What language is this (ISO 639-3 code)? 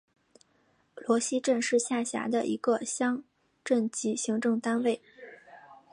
zho